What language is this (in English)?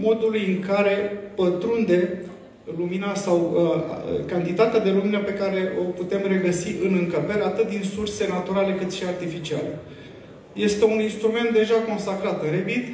Romanian